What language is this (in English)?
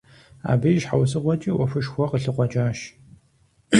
Kabardian